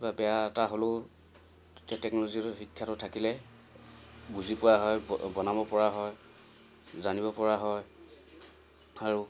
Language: Assamese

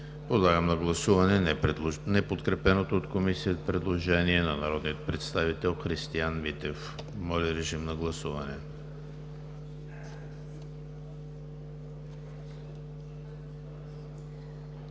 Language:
Bulgarian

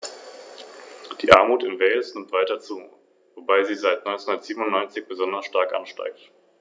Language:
German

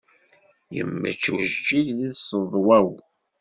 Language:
Kabyle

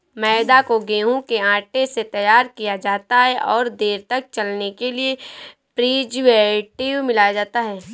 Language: Hindi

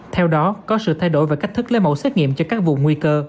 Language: Vietnamese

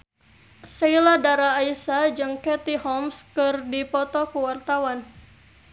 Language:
Sundanese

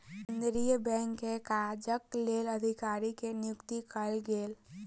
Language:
Maithili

